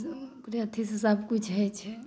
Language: Maithili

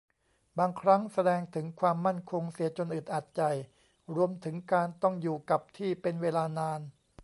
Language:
Thai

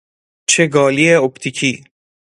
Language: Persian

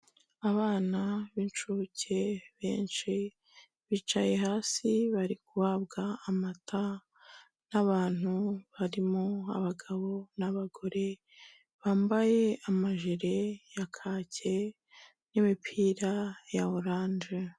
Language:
Kinyarwanda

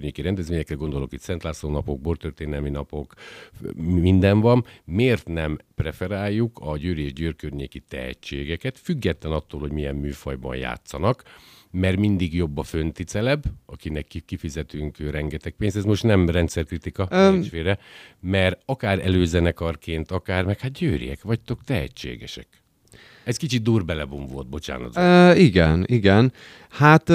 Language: Hungarian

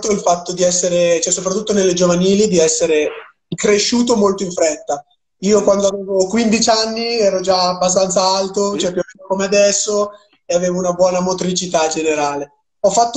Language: Italian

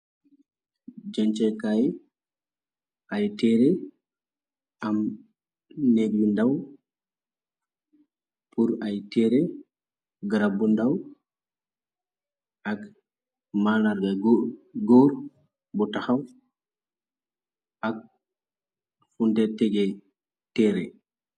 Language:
Wolof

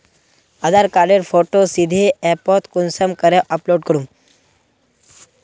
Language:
Magahi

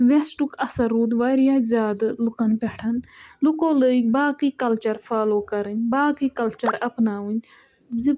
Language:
Kashmiri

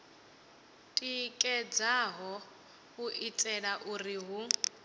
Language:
Venda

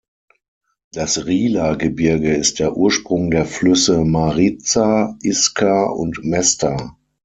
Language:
German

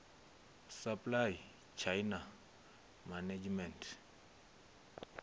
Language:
Venda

